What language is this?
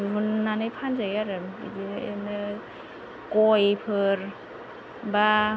Bodo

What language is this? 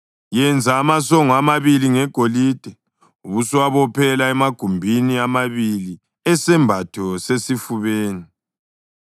North Ndebele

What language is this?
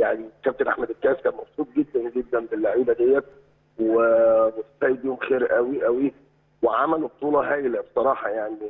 Arabic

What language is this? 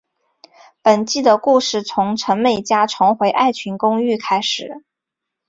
Chinese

